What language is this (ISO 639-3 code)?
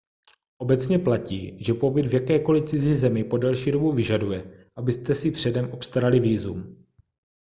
ces